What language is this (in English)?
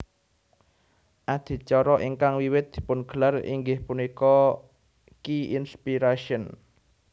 Javanese